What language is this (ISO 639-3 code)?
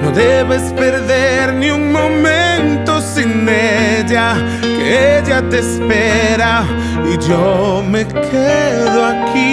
spa